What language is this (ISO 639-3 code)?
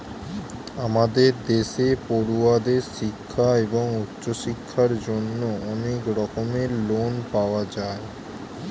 ben